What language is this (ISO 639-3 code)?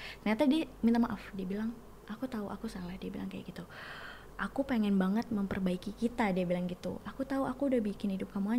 ind